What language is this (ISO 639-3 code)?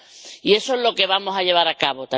spa